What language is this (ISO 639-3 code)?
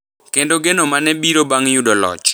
luo